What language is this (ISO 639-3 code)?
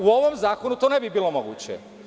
srp